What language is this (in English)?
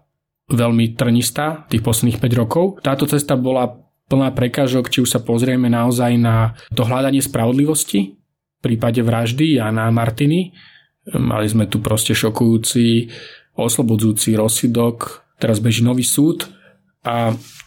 Slovak